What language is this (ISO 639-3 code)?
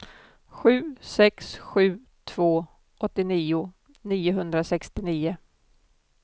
swe